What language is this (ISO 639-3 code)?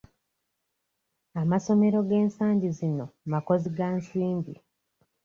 lug